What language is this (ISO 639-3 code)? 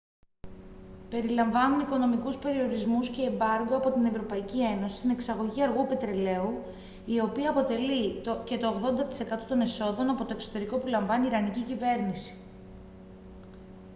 ell